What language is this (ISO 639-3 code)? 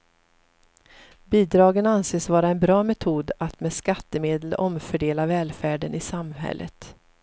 swe